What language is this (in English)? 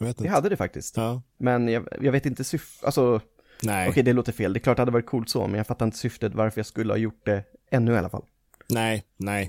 Swedish